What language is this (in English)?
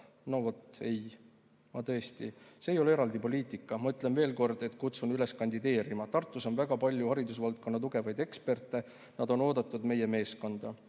Estonian